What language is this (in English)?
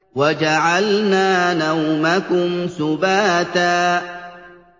Arabic